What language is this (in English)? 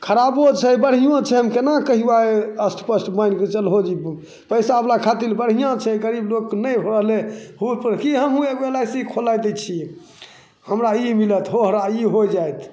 Maithili